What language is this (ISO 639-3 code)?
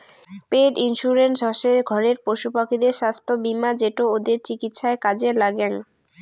ben